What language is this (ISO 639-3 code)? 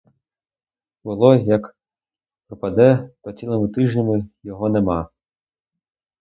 ukr